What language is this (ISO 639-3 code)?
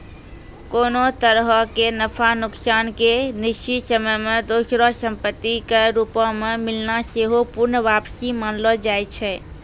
mai